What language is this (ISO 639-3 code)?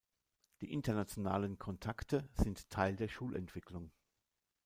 deu